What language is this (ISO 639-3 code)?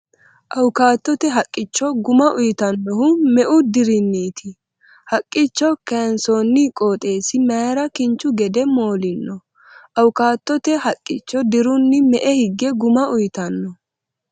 sid